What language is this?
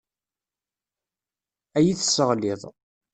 Kabyle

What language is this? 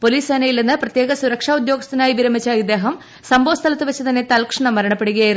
Malayalam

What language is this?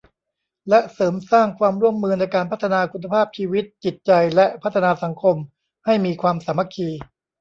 Thai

